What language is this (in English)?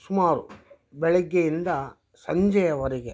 Kannada